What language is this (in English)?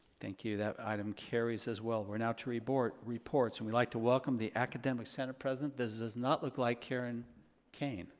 English